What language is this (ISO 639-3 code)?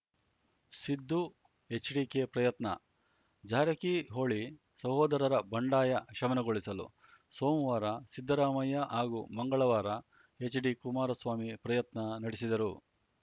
kan